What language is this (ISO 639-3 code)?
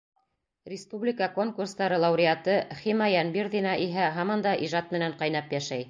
bak